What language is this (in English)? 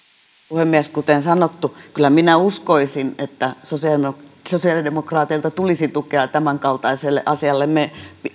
Finnish